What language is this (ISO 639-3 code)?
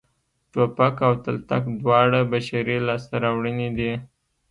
pus